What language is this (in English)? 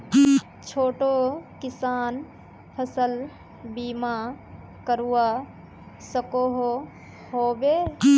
Magahi